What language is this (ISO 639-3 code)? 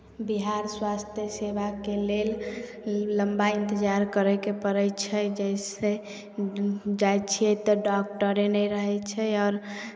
mai